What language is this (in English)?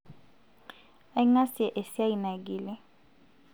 Masai